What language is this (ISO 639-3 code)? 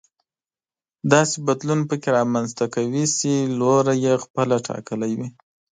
pus